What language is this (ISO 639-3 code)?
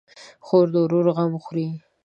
pus